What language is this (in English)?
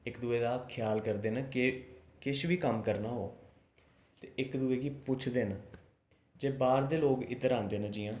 Dogri